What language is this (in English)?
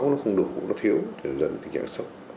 Vietnamese